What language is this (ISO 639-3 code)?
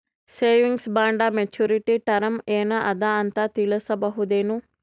kan